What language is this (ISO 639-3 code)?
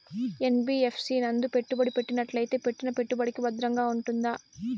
tel